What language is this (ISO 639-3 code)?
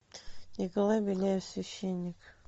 rus